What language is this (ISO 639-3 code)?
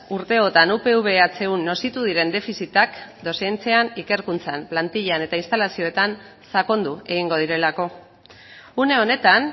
eus